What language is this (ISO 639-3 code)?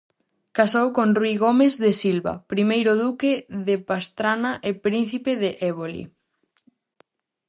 glg